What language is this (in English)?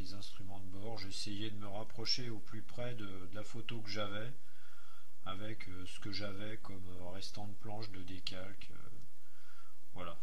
French